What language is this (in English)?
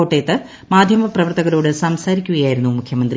Malayalam